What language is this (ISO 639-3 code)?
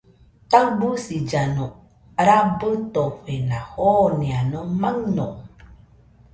hux